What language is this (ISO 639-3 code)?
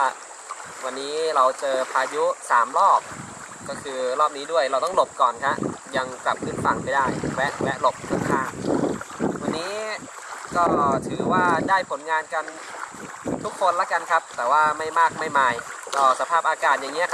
tha